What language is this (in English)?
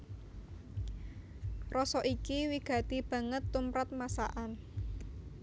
Javanese